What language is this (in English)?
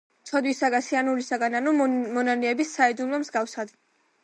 Georgian